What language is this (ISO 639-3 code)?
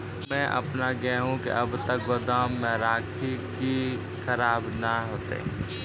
mai